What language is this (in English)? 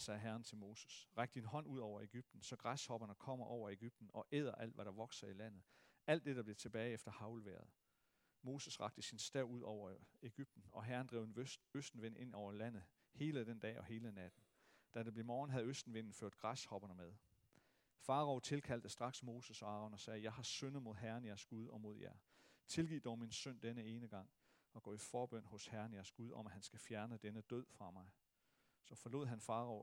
Danish